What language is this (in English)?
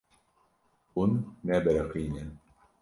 Kurdish